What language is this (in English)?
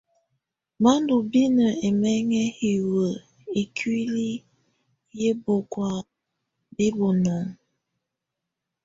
Tunen